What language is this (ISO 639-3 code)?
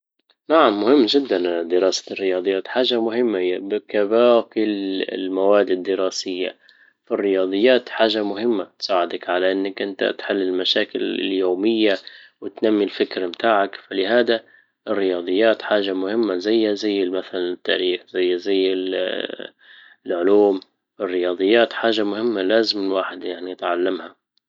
ayl